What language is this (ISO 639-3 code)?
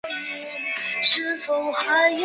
zho